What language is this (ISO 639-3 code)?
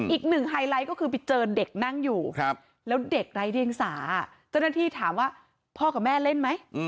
tha